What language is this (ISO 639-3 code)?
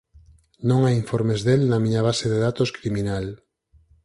glg